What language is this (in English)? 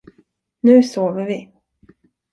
Swedish